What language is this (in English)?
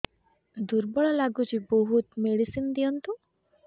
Odia